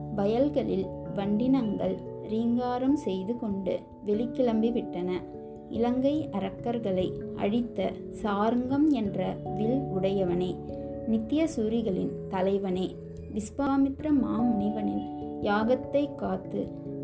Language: Tamil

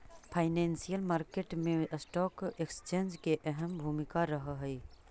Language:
Magahi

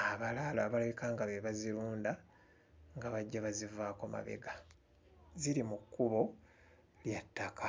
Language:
Ganda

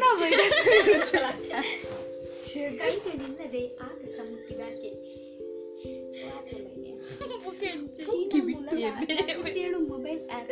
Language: Kannada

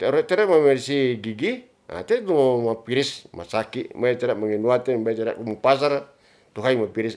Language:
Ratahan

